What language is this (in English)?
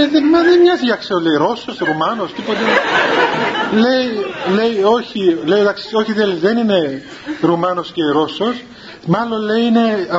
Greek